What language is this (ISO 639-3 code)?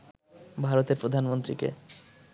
ben